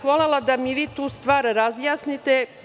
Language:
Serbian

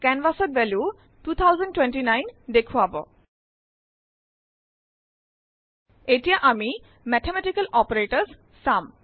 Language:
Assamese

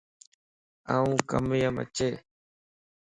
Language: Lasi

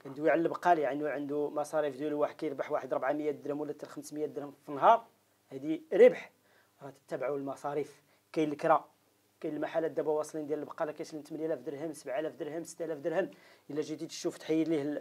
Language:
Arabic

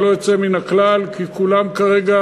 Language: Hebrew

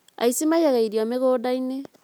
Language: Kikuyu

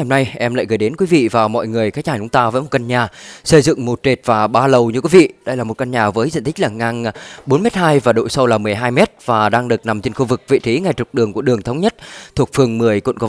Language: Vietnamese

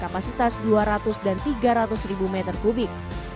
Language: Indonesian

